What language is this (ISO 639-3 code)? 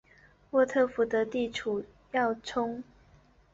zho